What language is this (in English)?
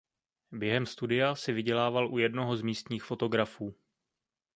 Czech